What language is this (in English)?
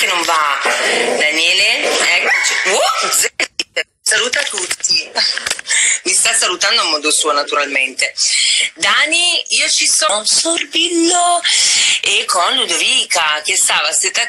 Italian